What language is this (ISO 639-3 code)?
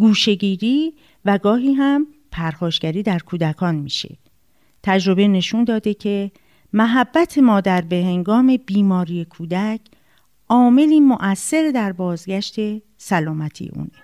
fas